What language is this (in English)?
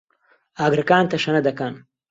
Central Kurdish